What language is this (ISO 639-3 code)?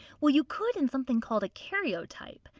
eng